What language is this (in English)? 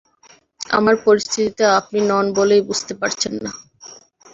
Bangla